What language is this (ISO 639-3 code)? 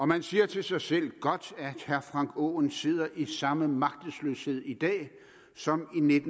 dan